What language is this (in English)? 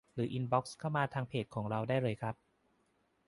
Thai